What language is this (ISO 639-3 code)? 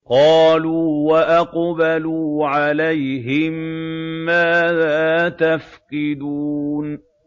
ara